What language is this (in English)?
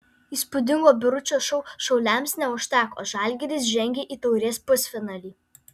Lithuanian